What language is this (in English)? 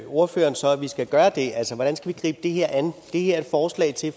Danish